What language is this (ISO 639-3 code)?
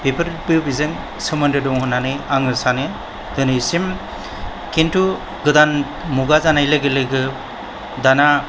brx